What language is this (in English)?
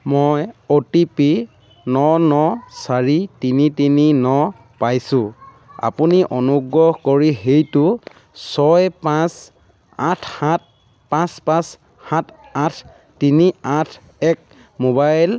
Assamese